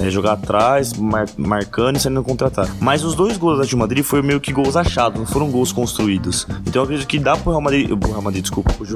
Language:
Portuguese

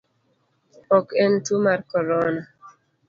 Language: Luo (Kenya and Tanzania)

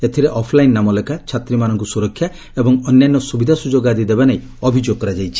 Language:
Odia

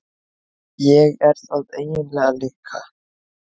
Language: Icelandic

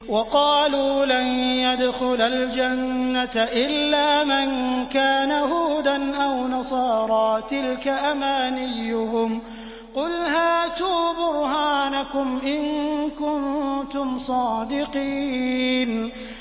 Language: Arabic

